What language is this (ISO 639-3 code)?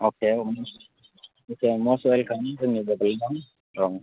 brx